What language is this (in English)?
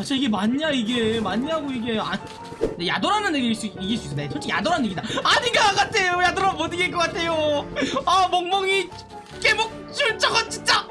Korean